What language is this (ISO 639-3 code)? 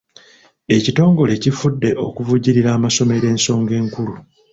lug